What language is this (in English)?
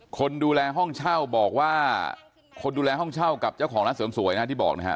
Thai